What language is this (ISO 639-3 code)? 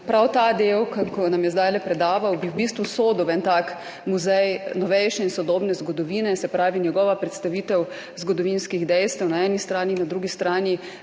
slv